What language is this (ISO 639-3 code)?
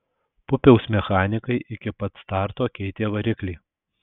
lit